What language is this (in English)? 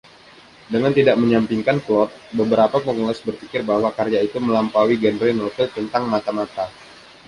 Indonesian